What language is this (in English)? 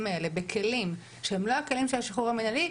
Hebrew